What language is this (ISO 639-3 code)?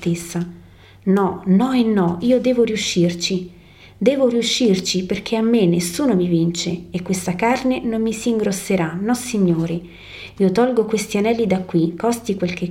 ita